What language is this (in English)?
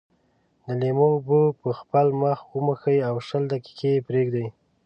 Pashto